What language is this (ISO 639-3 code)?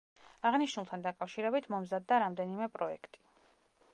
kat